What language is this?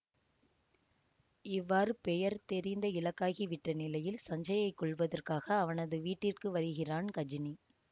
Tamil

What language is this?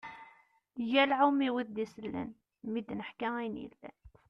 Kabyle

